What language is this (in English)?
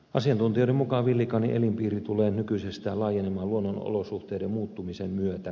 Finnish